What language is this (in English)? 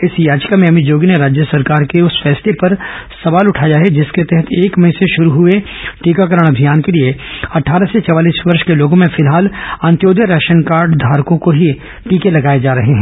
Hindi